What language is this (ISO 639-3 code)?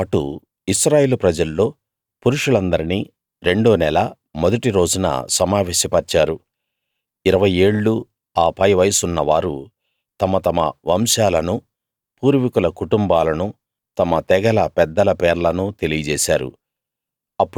tel